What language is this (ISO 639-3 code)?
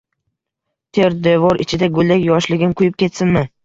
uzb